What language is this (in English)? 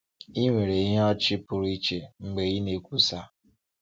Igbo